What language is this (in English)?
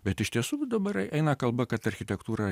Lithuanian